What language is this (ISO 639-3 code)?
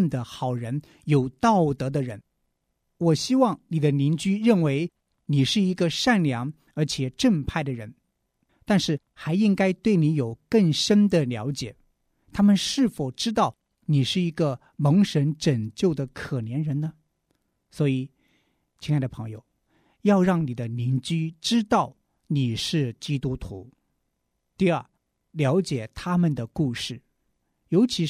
zho